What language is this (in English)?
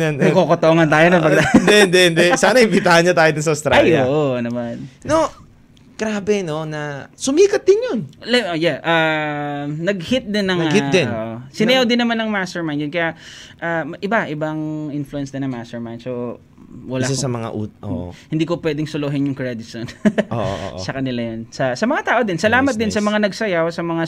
Filipino